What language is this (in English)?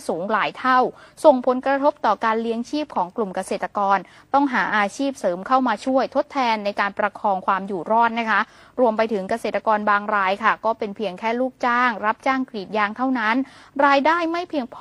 Thai